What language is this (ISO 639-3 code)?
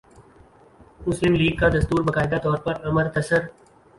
urd